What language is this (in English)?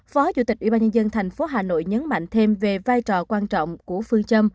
Vietnamese